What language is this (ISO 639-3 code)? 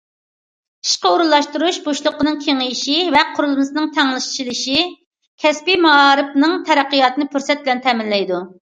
uig